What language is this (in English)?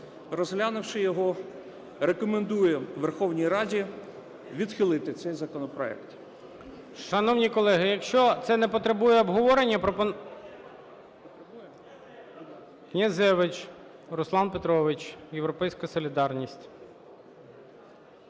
Ukrainian